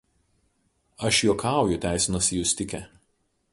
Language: Lithuanian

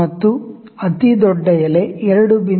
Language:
Kannada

